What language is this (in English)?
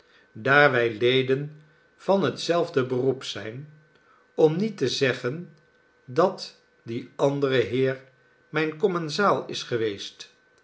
Dutch